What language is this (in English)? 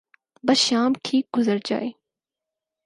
Urdu